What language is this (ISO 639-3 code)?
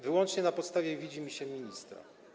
pol